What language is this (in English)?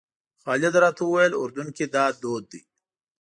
Pashto